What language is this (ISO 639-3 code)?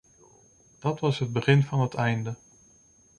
nld